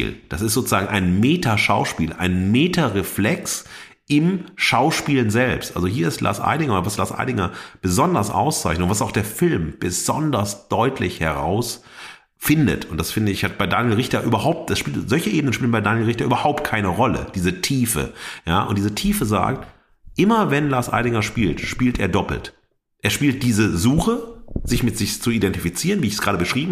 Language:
German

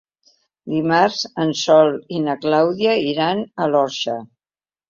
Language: Catalan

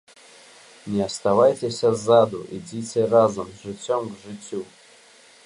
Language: Belarusian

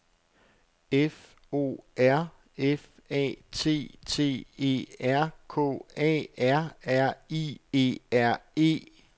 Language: Danish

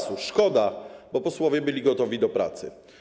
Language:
Polish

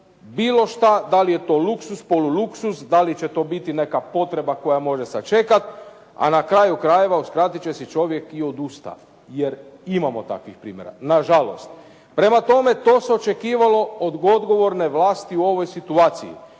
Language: Croatian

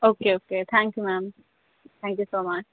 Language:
Urdu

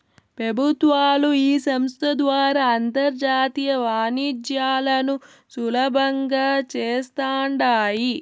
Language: Telugu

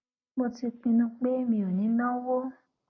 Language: Yoruba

